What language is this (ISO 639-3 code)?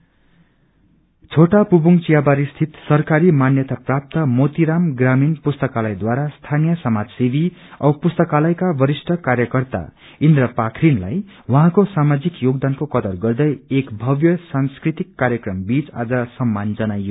nep